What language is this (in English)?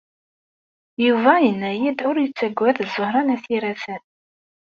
Kabyle